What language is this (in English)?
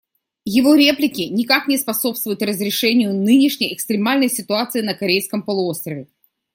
Russian